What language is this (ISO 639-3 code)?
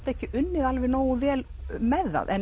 isl